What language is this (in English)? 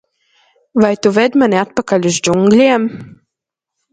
Latvian